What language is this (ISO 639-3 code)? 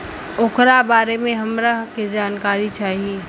bho